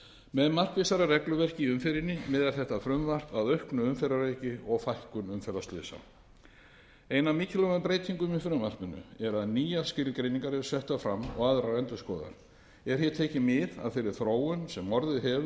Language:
Icelandic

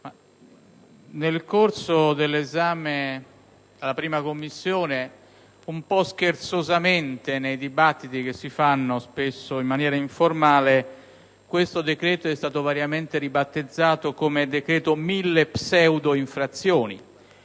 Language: Italian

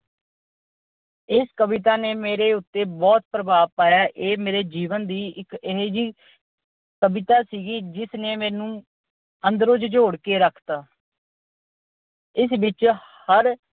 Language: Punjabi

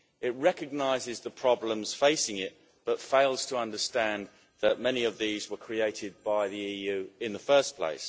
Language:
English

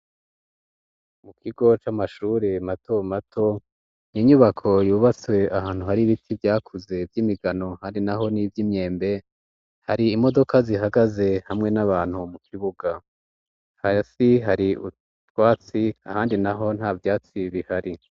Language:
Rundi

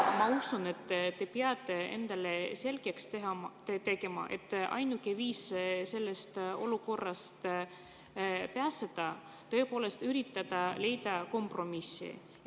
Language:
Estonian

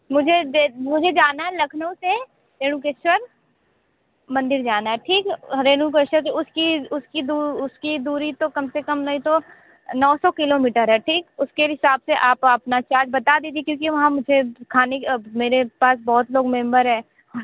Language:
Hindi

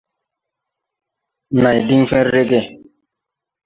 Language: Tupuri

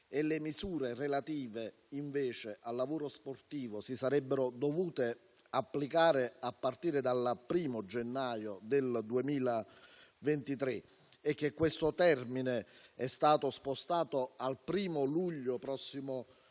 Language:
Italian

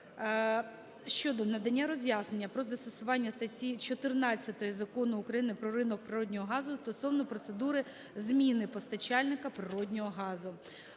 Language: Ukrainian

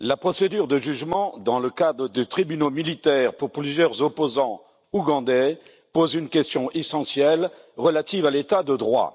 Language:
French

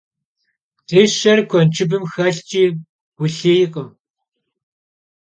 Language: Kabardian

